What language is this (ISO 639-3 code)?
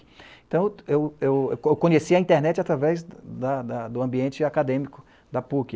por